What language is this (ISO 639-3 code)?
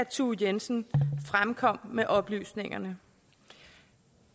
dan